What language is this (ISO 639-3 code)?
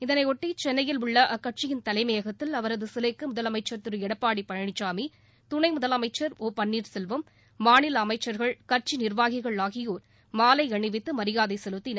tam